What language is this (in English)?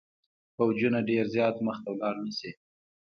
Pashto